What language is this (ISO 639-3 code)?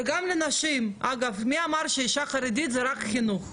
heb